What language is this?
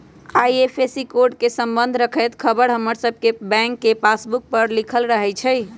Magahi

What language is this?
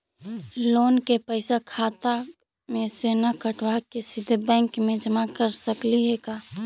Magahi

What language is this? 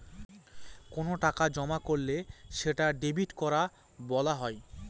Bangla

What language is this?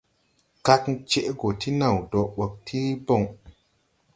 Tupuri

